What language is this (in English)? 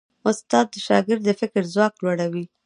Pashto